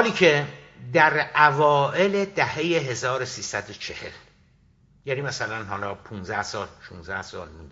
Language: Persian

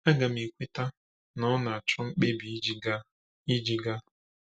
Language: Igbo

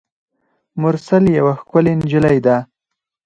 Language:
Pashto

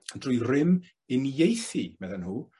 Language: Welsh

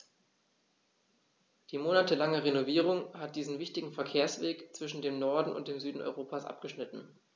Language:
German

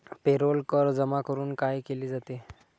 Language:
Marathi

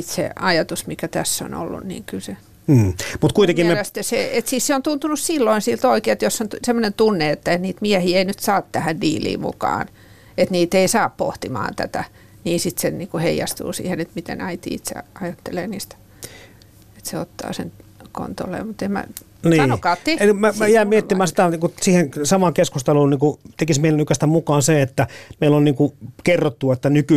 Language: Finnish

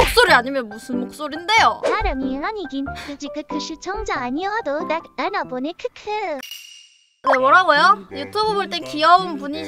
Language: Korean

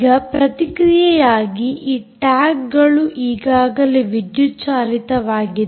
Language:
Kannada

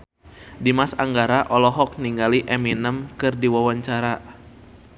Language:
Sundanese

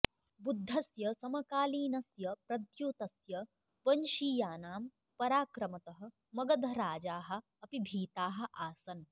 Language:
Sanskrit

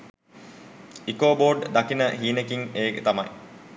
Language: Sinhala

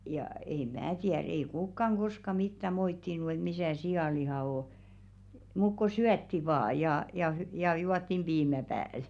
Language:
Finnish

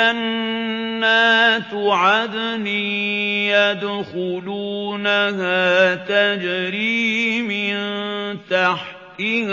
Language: Arabic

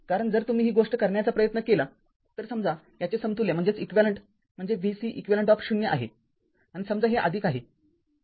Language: Marathi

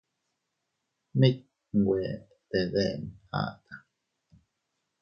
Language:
Teutila Cuicatec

